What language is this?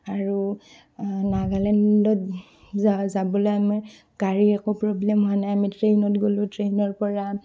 Assamese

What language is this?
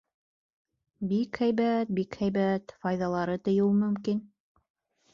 Bashkir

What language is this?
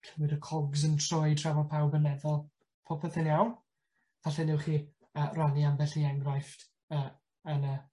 Welsh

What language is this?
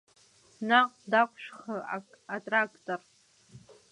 Abkhazian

